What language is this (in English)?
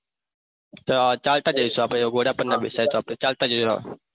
Gujarati